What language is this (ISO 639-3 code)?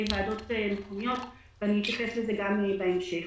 heb